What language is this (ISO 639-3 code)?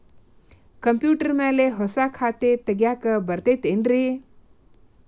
kan